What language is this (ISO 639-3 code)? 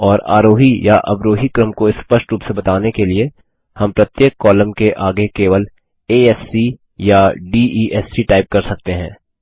hin